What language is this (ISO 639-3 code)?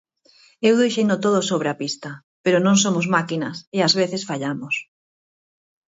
glg